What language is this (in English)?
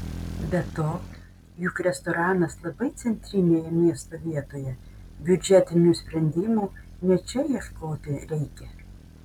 Lithuanian